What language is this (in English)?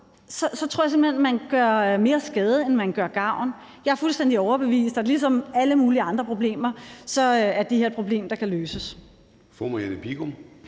Danish